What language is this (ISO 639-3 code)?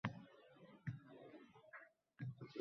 uzb